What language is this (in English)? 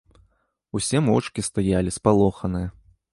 Belarusian